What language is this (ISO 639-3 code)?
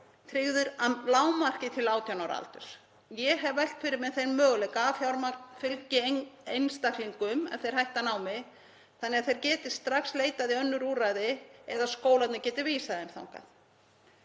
isl